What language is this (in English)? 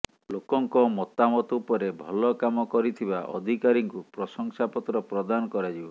Odia